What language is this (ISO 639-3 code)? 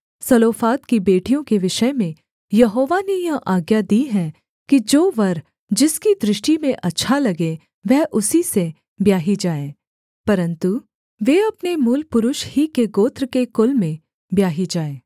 hin